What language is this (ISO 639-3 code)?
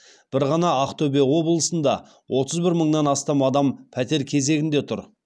kaz